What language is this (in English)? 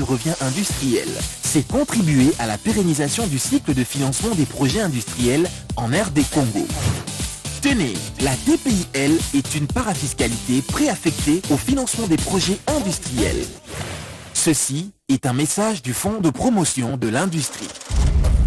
French